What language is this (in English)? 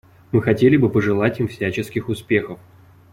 Russian